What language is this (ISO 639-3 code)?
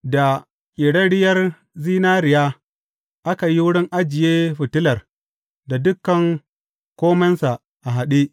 hau